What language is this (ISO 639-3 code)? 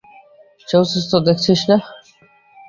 ben